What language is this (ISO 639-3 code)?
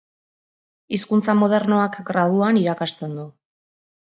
eus